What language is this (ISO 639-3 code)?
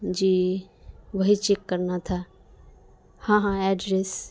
urd